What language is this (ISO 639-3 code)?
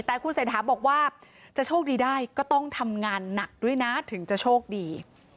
tha